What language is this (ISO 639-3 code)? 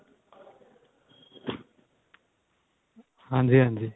pan